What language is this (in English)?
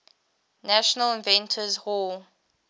English